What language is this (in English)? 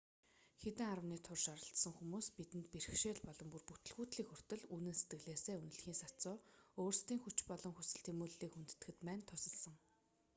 Mongolian